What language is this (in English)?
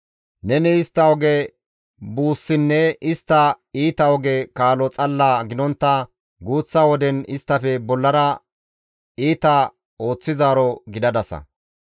Gamo